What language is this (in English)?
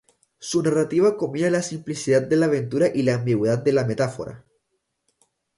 Spanish